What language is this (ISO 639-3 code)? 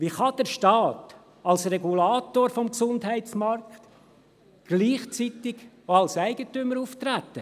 gsw